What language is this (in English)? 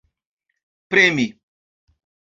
Esperanto